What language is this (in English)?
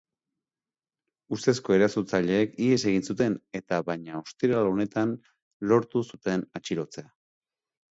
Basque